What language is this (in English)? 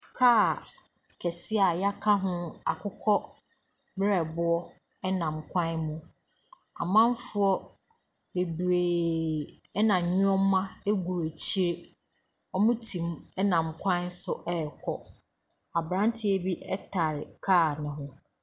Akan